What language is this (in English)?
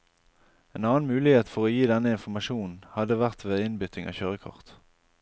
Norwegian